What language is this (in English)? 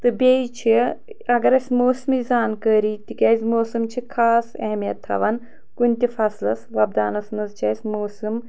Kashmiri